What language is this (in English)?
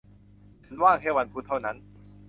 Thai